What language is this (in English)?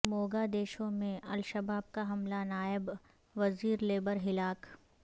Urdu